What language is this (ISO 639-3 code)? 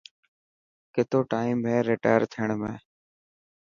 mki